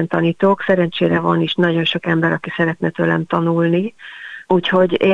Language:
Hungarian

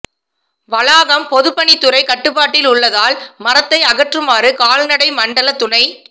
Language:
Tamil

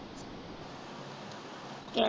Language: Punjabi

